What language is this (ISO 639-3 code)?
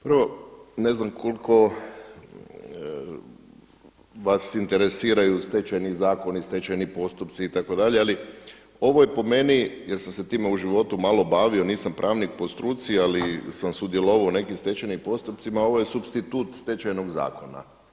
hrv